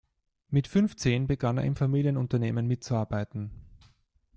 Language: German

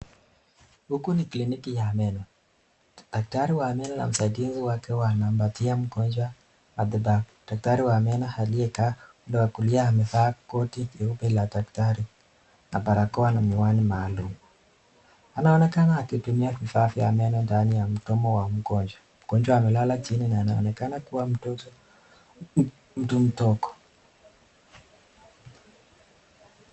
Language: Swahili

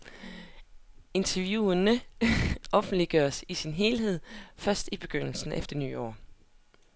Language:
Danish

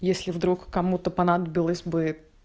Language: Russian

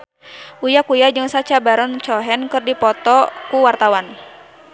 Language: Sundanese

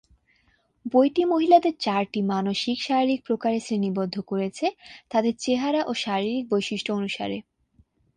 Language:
Bangla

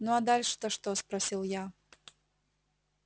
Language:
Russian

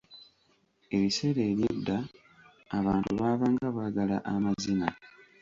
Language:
Ganda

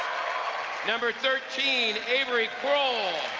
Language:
English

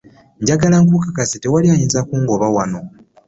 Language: Ganda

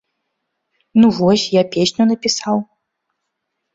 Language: Belarusian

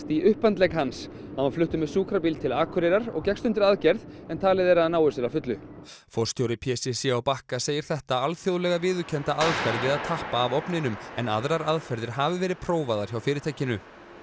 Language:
Icelandic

